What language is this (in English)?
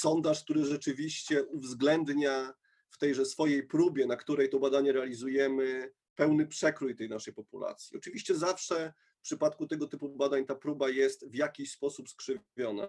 Polish